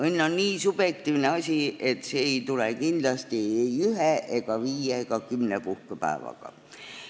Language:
Estonian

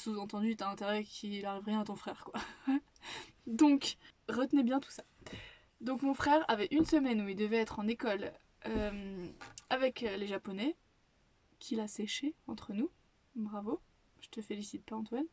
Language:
French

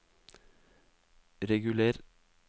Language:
Norwegian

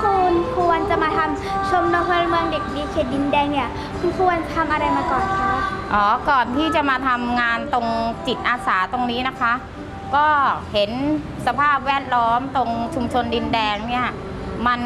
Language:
Thai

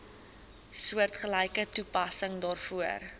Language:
Afrikaans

